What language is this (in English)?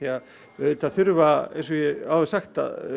Icelandic